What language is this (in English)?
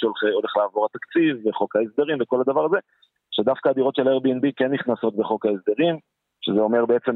Hebrew